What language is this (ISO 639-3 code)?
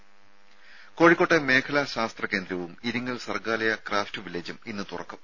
mal